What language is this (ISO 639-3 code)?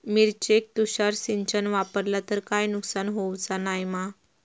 mar